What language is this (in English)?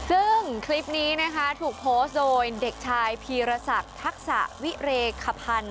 Thai